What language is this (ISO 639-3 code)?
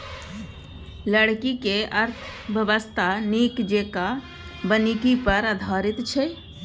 mai